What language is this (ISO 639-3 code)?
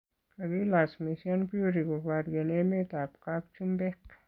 kln